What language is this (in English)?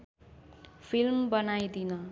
Nepali